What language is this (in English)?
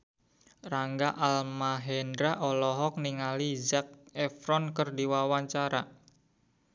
Sundanese